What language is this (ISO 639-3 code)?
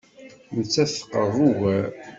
kab